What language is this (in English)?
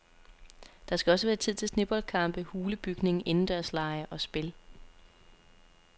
Danish